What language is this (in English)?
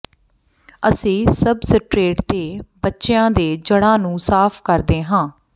Punjabi